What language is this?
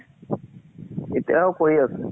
Assamese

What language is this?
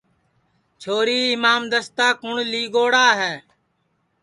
Sansi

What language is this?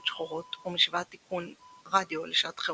Hebrew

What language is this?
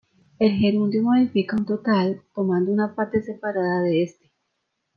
Spanish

